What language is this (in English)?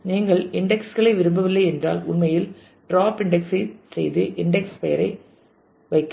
Tamil